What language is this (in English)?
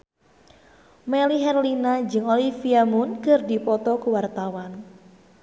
Sundanese